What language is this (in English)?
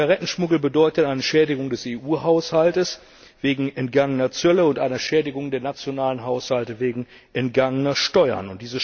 German